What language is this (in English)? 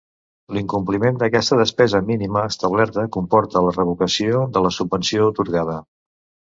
Catalan